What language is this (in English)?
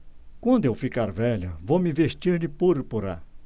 Portuguese